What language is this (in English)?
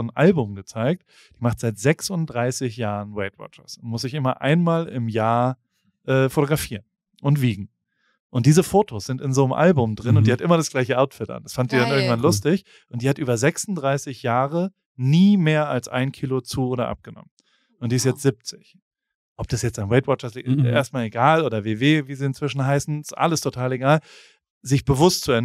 German